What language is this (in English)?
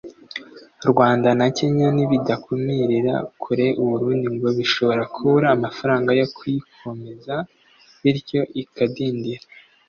Kinyarwanda